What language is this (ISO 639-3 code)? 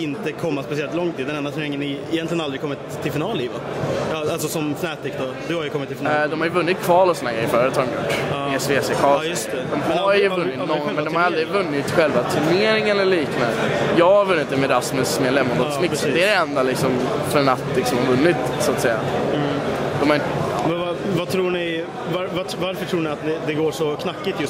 swe